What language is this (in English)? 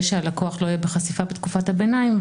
Hebrew